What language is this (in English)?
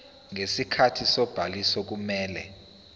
Zulu